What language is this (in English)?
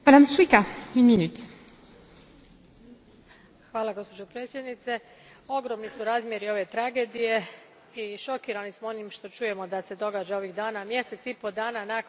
Croatian